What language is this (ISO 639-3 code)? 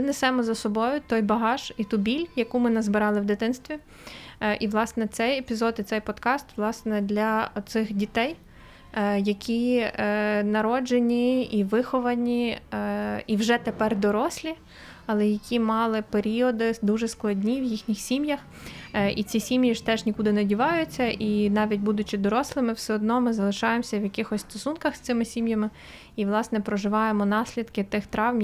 ukr